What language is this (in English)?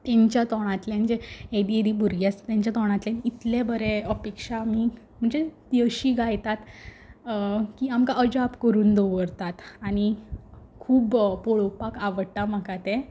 Konkani